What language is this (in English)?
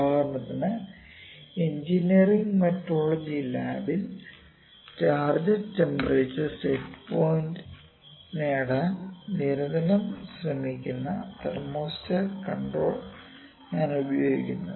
Malayalam